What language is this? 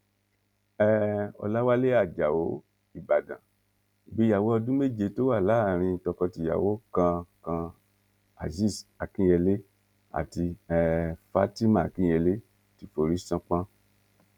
Yoruba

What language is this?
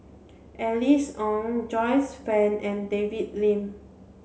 English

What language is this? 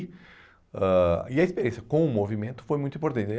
Portuguese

